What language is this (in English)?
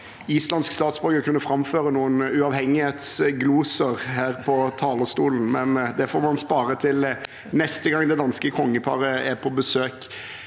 Norwegian